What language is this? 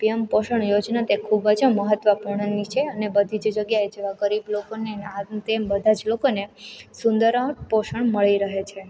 Gujarati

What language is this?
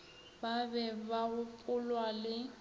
Northern Sotho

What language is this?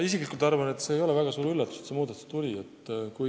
Estonian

